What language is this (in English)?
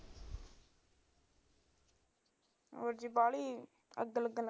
Punjabi